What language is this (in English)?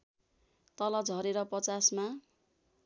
Nepali